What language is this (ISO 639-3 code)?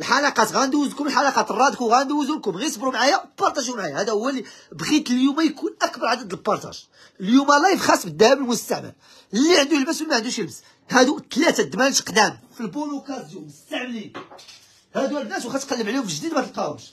ara